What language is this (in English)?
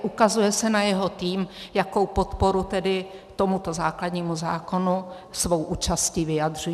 Czech